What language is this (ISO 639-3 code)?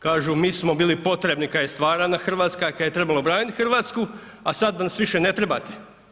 hrv